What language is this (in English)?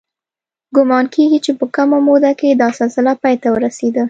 Pashto